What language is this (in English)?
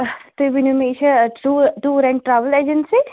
Kashmiri